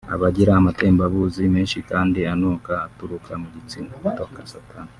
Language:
Kinyarwanda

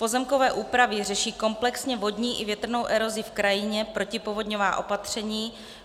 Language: Czech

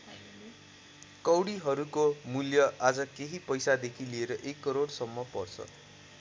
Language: Nepali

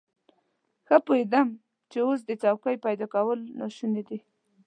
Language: Pashto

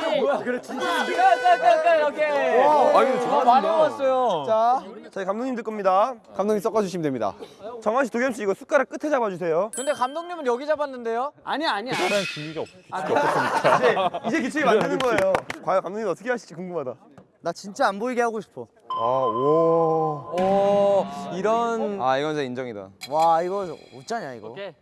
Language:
Korean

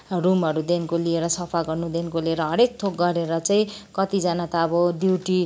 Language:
Nepali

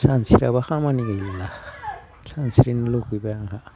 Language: Bodo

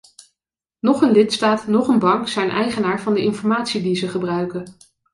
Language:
Dutch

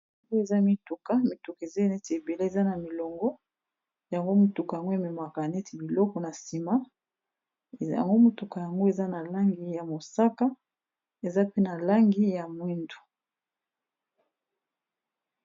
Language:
Lingala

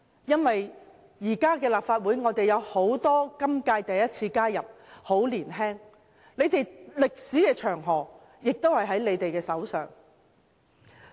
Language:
Cantonese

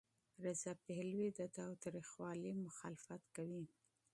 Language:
Pashto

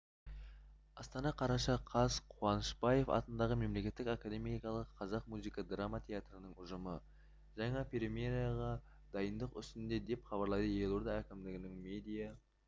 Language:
Kazakh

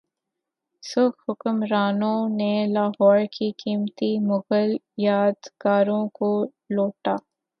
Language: Urdu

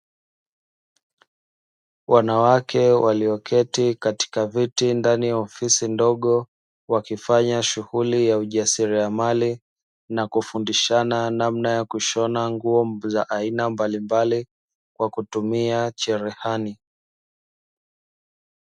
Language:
Swahili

